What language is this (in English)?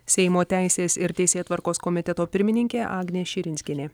Lithuanian